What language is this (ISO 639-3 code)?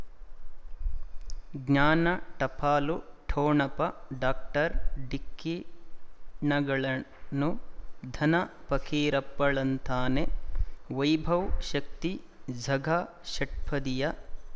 kan